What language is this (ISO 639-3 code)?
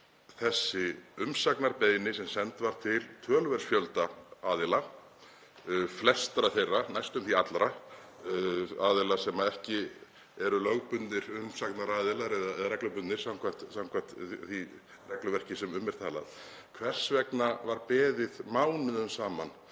isl